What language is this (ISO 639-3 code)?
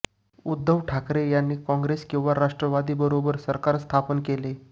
mar